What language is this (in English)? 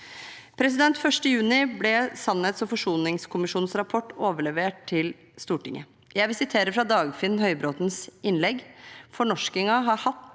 Norwegian